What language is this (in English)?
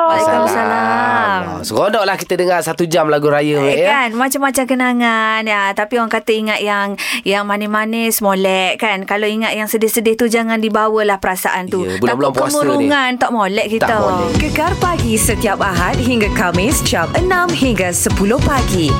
Malay